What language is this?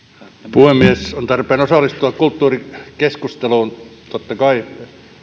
Finnish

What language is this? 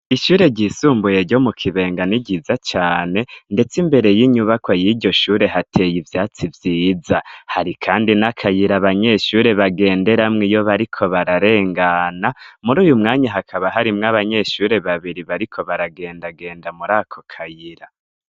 Rundi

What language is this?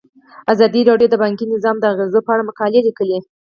Pashto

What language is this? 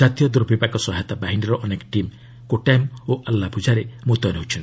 Odia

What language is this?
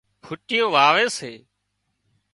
Wadiyara Koli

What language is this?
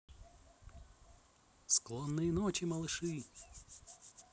Russian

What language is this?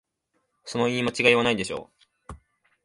Japanese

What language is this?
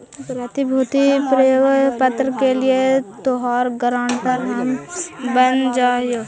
Magahi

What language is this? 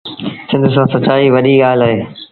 Sindhi Bhil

